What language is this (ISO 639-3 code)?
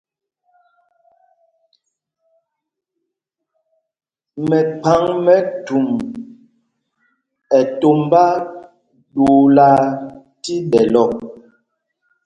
mgg